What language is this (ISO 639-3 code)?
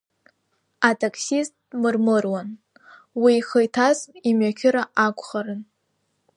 abk